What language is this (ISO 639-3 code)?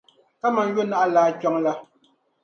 dag